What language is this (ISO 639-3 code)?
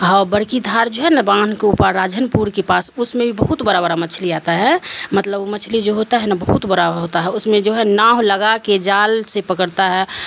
urd